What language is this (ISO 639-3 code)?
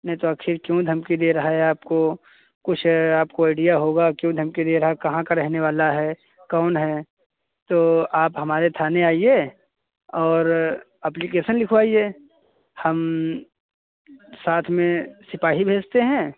hin